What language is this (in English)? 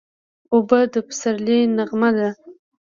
Pashto